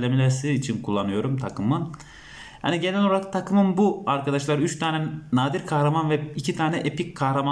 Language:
Turkish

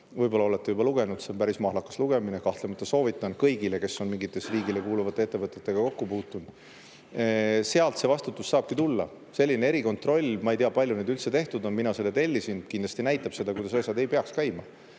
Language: Estonian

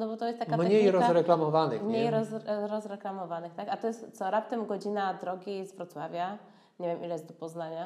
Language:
Polish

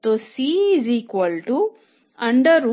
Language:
Hindi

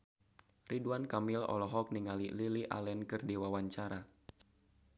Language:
Sundanese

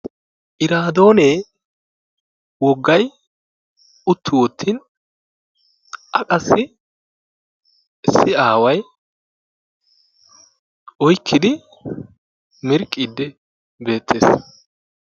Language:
Wolaytta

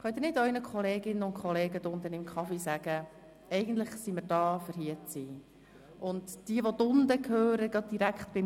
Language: Swiss German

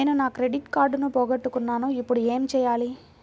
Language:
Telugu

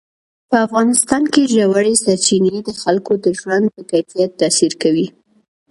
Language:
Pashto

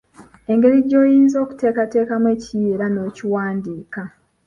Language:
Ganda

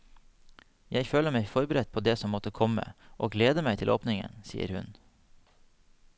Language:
Norwegian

